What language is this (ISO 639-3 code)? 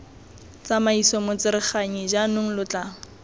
tsn